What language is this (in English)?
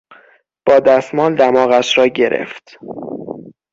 Persian